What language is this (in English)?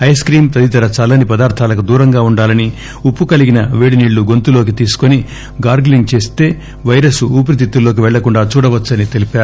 Telugu